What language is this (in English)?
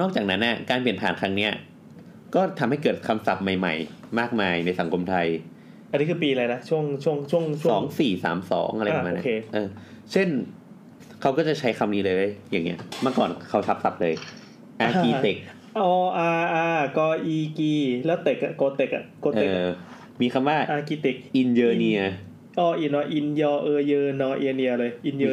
Thai